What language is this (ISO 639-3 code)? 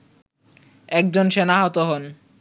ben